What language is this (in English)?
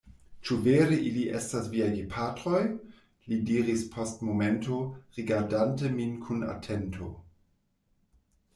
Esperanto